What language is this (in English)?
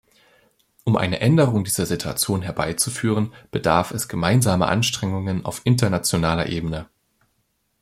German